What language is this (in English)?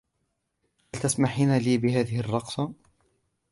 Arabic